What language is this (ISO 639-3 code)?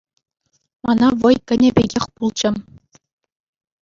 chv